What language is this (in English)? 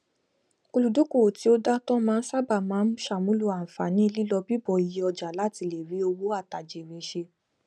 Yoruba